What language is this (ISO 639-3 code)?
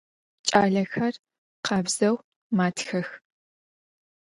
ady